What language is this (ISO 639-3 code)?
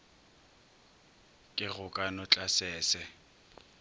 nso